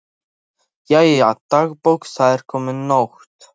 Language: Icelandic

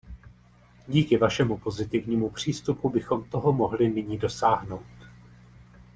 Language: Czech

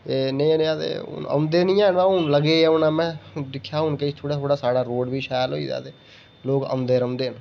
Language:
Dogri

